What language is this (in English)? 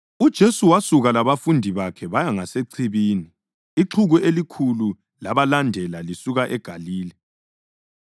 North Ndebele